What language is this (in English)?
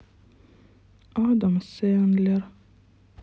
Russian